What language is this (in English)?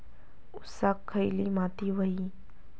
Marathi